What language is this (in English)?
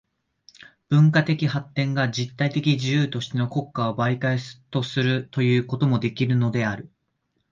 Japanese